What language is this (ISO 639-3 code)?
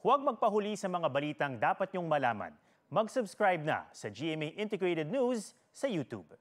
fil